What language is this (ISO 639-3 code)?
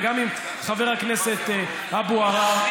heb